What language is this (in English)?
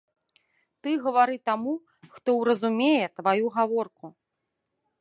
Belarusian